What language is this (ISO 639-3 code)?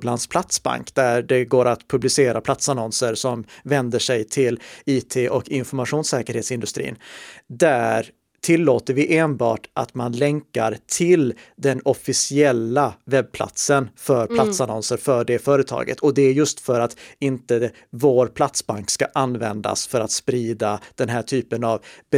swe